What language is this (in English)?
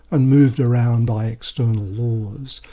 English